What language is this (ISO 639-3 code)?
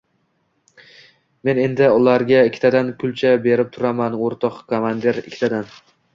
uzb